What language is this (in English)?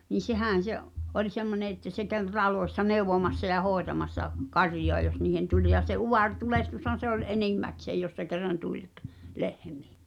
Finnish